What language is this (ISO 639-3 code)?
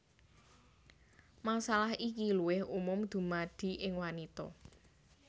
jav